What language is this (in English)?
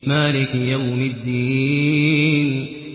Arabic